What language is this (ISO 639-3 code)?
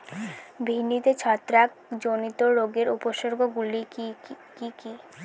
ben